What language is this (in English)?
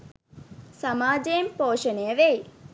Sinhala